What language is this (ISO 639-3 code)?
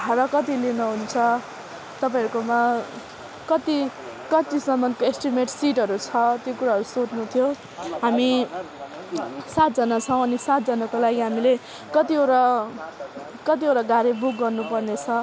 nep